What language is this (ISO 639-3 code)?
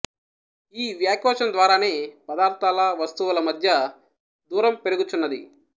tel